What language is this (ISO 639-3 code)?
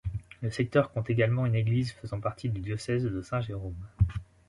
fra